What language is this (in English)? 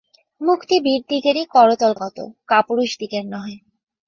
Bangla